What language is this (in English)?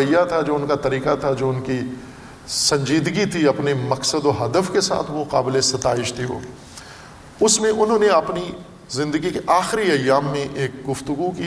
Urdu